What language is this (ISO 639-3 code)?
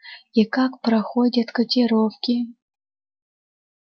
rus